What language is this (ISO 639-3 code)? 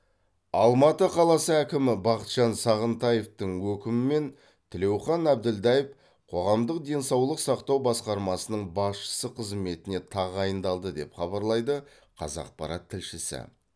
kaz